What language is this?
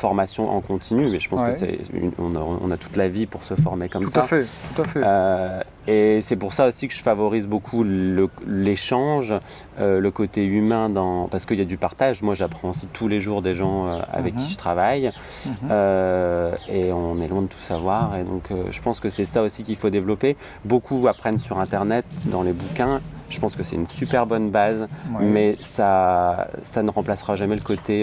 French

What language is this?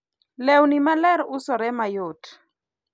Luo (Kenya and Tanzania)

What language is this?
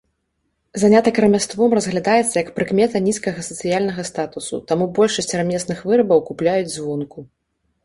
Belarusian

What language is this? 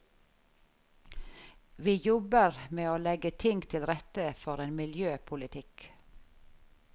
Norwegian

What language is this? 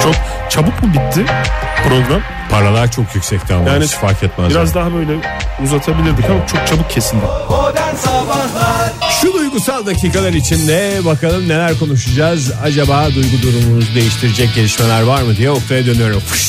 Turkish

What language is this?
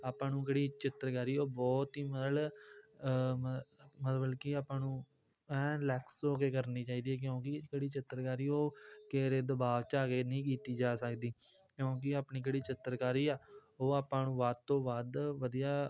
Punjabi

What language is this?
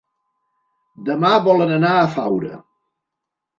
Catalan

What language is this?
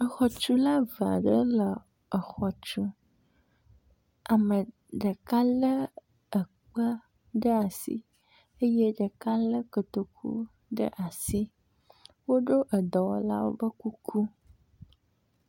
Ewe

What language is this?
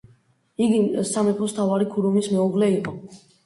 Georgian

